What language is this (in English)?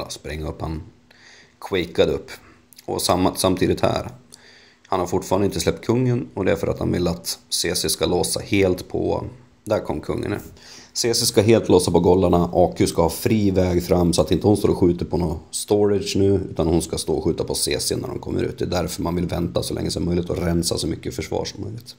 Swedish